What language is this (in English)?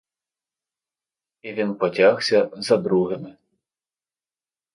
Ukrainian